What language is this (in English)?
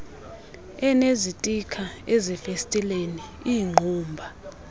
Xhosa